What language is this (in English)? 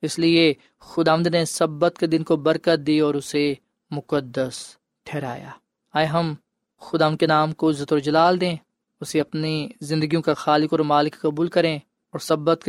Urdu